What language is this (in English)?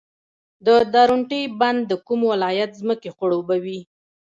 Pashto